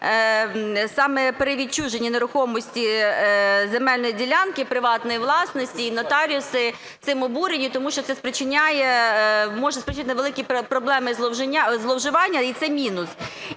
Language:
Ukrainian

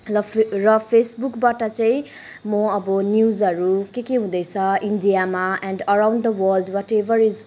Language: Nepali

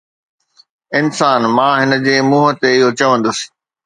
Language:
Sindhi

